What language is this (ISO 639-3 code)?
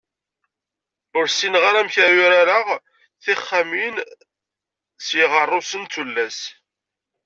kab